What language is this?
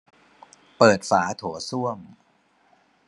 Thai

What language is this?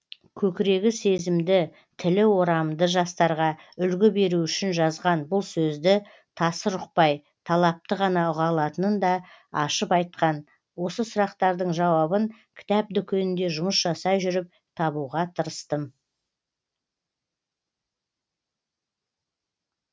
Kazakh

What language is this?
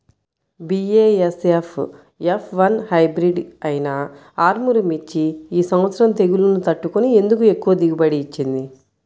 Telugu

